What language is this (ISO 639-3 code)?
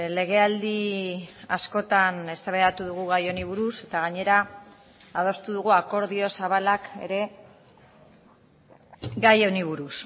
eus